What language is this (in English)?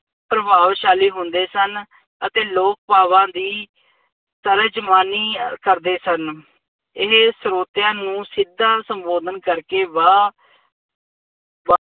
Punjabi